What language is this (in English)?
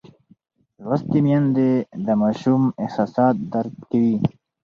Pashto